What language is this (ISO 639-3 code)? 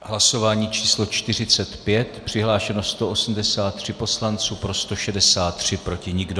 ces